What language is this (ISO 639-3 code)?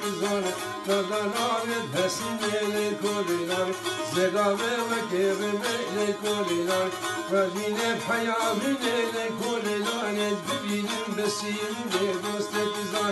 tur